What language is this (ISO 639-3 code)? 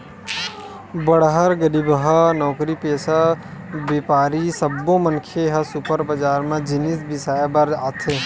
hne